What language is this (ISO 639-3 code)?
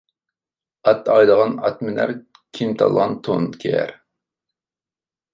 uig